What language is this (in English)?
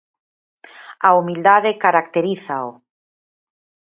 Galician